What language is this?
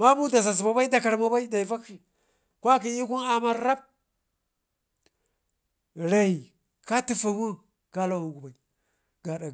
Ngizim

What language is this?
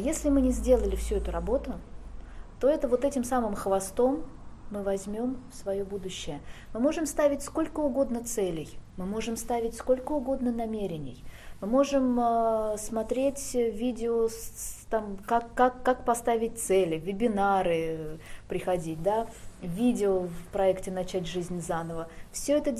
Russian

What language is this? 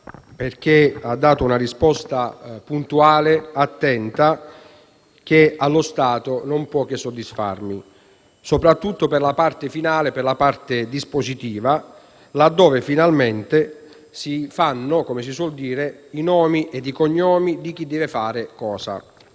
Italian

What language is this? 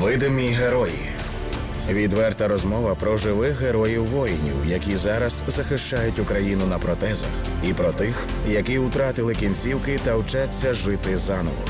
Ukrainian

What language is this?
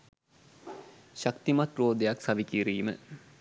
Sinhala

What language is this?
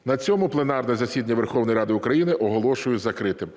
Ukrainian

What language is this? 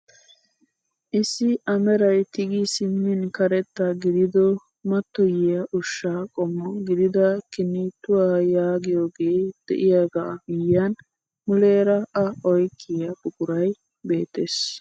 Wolaytta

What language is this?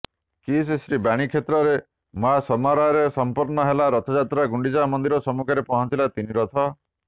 Odia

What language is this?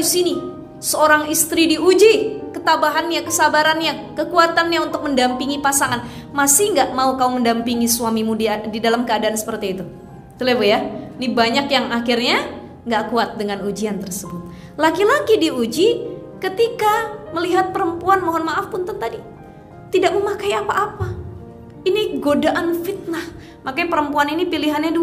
Indonesian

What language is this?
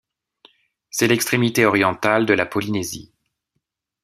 French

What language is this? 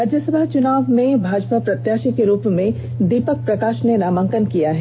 Hindi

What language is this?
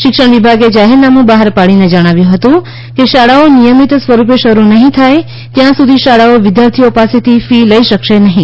Gujarati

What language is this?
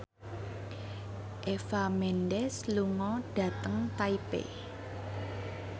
Javanese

